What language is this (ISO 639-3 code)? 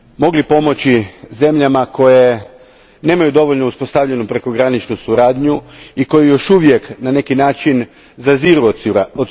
hrv